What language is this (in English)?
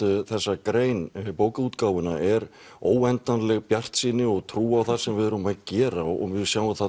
Icelandic